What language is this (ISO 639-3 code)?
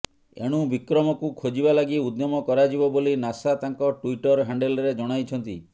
ori